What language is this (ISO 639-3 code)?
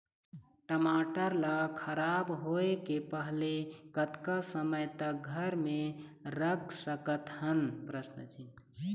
hne